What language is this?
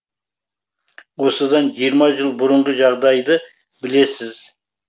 Kazakh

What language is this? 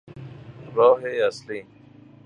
Persian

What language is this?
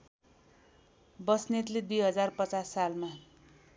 Nepali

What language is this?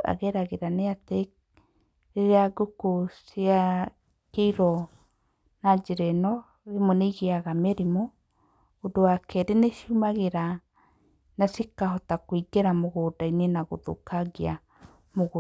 Kikuyu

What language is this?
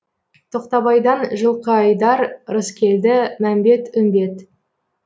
Kazakh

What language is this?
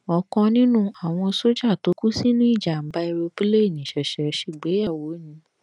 Yoruba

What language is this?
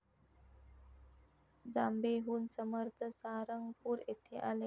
Marathi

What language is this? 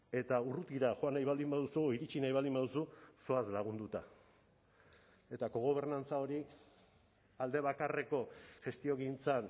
Basque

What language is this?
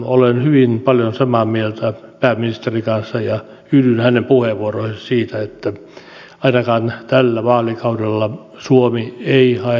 Finnish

